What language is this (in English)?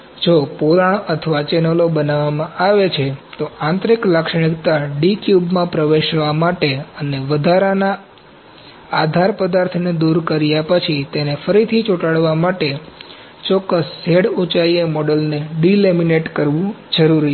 Gujarati